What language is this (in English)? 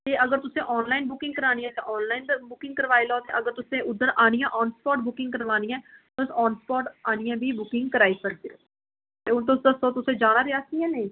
Dogri